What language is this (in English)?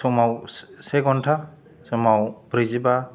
Bodo